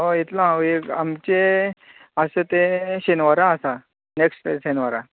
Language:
Konkani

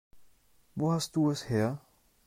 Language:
German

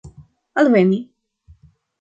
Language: Esperanto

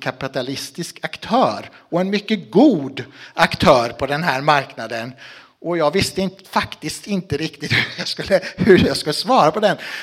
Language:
Swedish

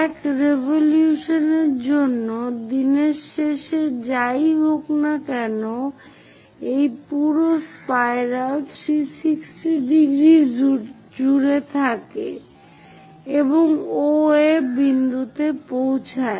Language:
Bangla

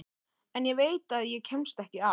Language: Icelandic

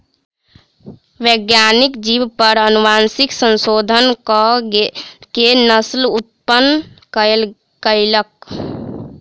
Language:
Maithili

